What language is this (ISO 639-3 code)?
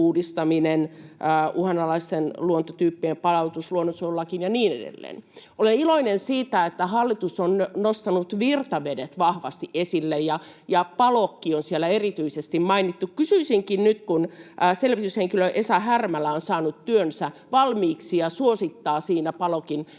fin